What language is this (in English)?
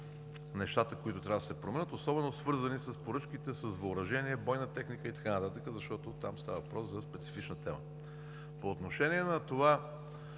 Bulgarian